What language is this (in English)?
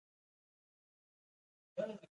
Pashto